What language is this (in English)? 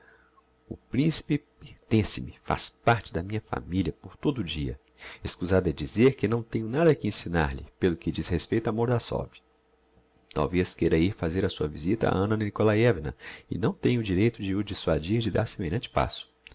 Portuguese